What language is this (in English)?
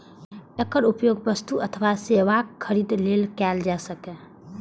Maithili